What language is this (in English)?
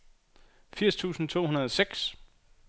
Danish